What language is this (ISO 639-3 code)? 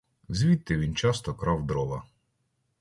ukr